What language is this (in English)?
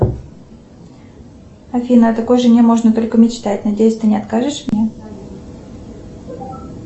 Russian